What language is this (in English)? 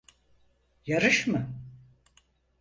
Turkish